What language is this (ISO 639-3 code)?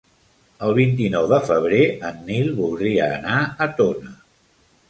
cat